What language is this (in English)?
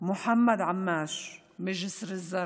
Hebrew